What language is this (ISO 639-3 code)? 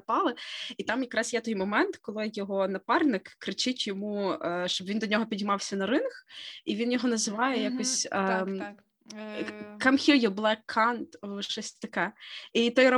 ukr